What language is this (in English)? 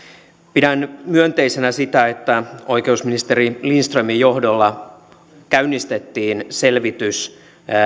Finnish